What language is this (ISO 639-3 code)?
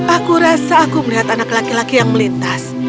ind